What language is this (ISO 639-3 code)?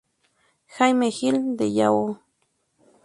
spa